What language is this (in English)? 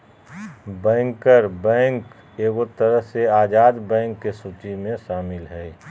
Magahi